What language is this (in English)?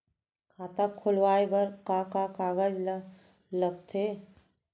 Chhattisgarhi